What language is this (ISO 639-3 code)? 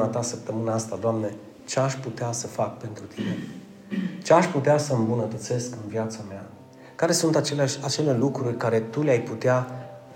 ron